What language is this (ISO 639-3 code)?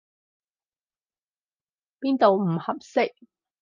yue